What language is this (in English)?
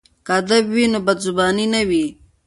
Pashto